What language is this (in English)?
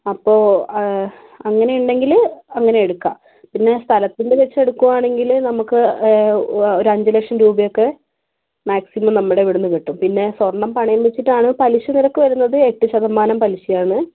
Malayalam